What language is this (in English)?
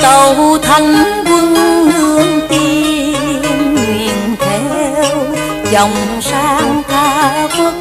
Vietnamese